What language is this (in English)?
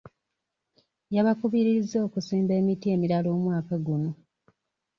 Ganda